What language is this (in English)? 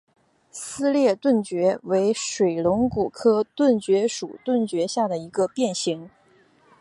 Chinese